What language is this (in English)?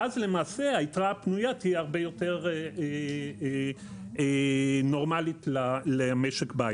Hebrew